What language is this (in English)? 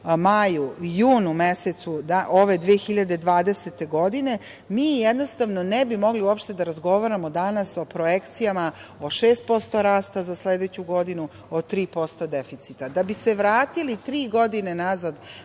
Serbian